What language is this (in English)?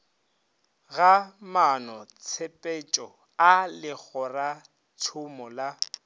Northern Sotho